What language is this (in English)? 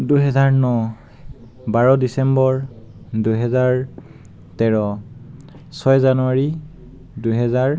Assamese